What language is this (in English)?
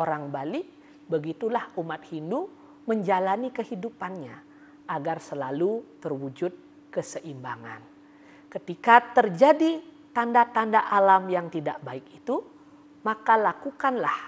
Indonesian